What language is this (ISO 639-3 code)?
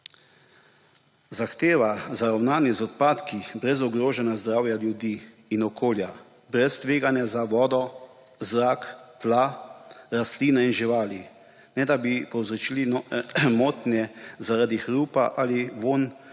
slv